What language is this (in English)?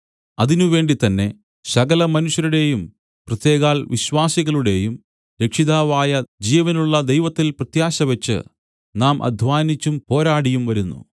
Malayalam